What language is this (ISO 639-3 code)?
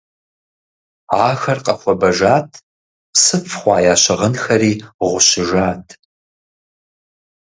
kbd